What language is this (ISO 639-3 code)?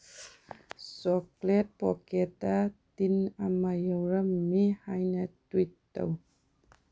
mni